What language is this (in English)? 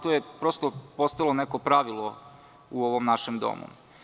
Serbian